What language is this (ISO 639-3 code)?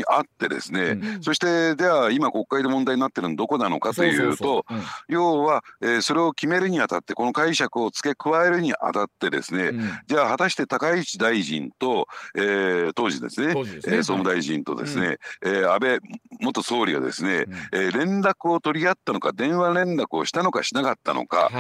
jpn